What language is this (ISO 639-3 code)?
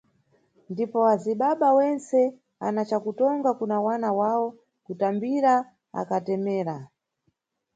nyu